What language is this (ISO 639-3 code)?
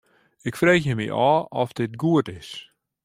fry